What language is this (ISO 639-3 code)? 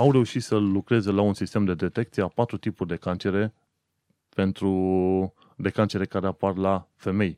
ron